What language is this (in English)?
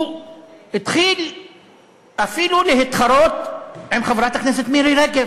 Hebrew